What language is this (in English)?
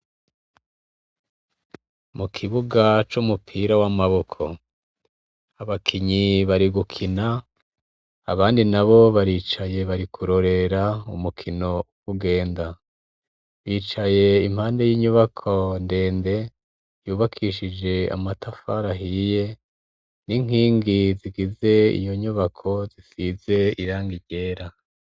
Rundi